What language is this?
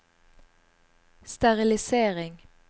Norwegian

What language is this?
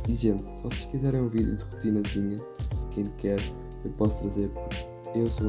Portuguese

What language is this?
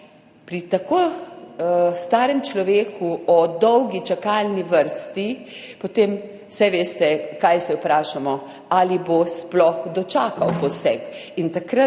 Slovenian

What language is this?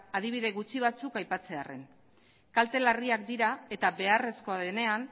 Basque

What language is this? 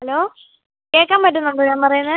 Malayalam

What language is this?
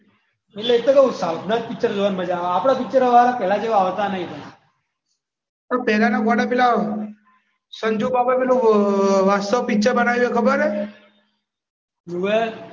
Gujarati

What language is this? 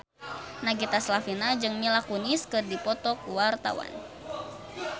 Sundanese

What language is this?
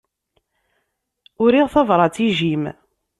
Kabyle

